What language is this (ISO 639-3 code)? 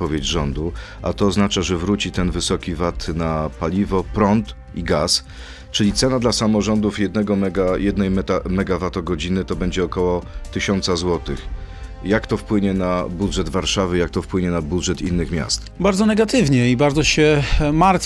pol